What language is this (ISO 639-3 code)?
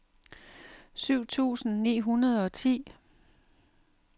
dan